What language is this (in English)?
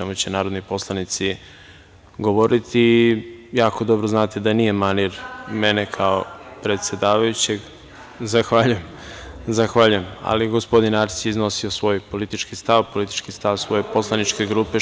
Serbian